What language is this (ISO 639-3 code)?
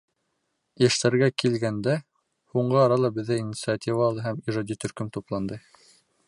bak